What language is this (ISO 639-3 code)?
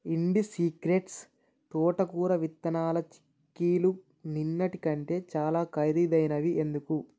tel